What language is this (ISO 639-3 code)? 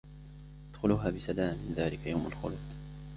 ara